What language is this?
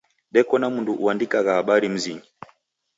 Taita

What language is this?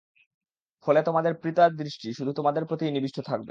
Bangla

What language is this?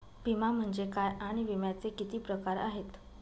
Marathi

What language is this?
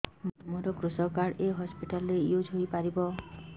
Odia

